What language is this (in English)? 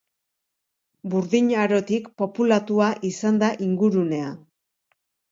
Basque